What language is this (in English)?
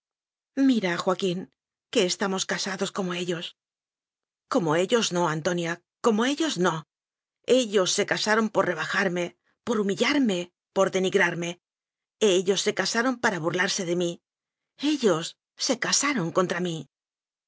Spanish